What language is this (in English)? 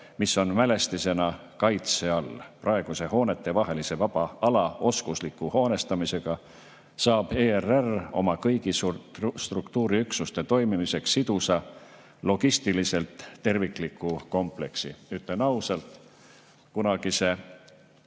Estonian